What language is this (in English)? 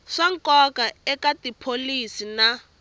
Tsonga